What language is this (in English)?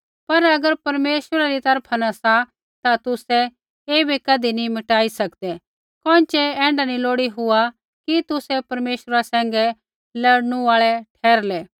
Kullu Pahari